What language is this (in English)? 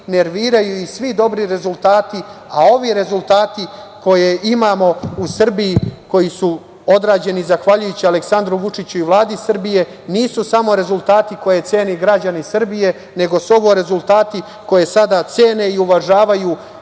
Serbian